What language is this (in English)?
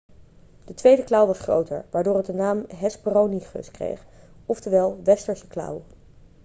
Dutch